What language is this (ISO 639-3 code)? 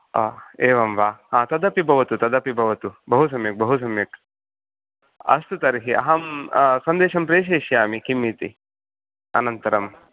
san